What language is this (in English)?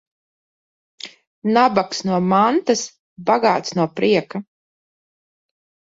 Latvian